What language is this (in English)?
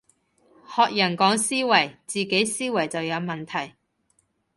Cantonese